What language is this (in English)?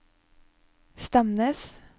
Norwegian